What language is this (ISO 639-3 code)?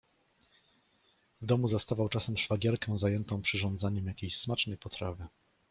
pol